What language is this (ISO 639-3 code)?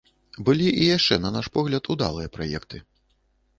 bel